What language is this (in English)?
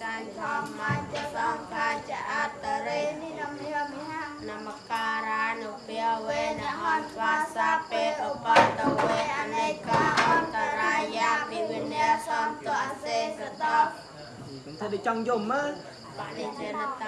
Indonesian